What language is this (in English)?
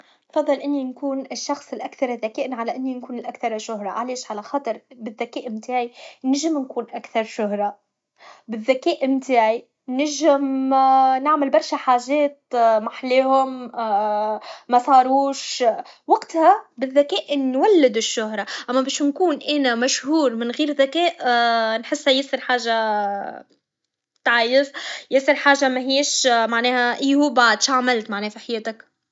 Tunisian Arabic